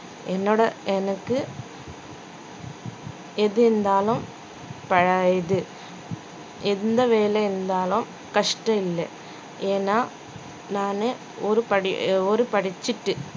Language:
Tamil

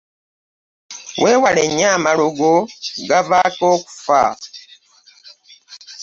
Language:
Ganda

